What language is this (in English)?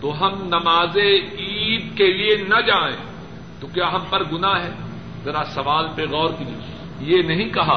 Urdu